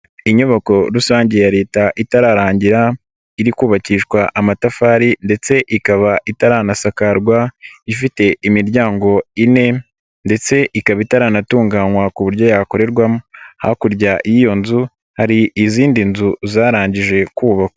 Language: Kinyarwanda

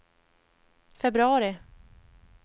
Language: Swedish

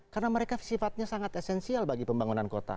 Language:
Indonesian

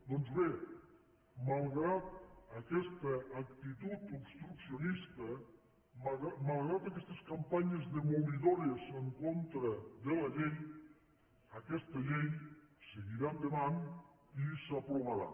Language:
Catalan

